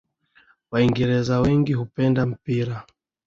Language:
Swahili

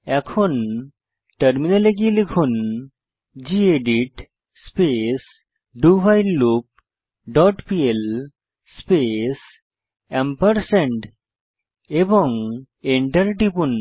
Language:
Bangla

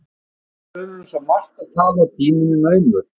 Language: Icelandic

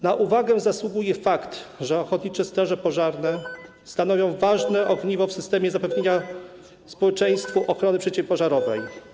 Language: Polish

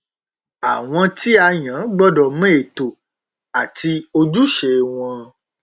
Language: Yoruba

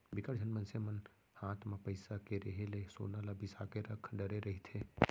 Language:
Chhattisgarhi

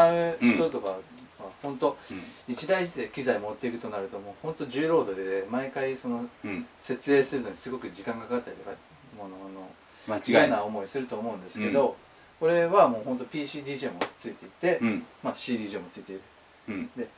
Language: Japanese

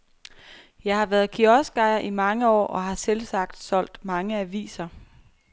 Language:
Danish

